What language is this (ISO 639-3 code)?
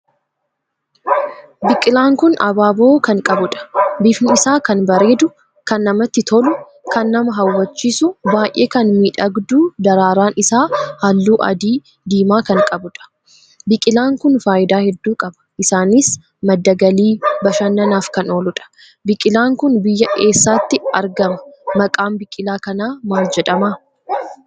orm